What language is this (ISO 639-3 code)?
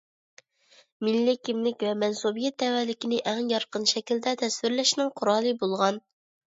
uig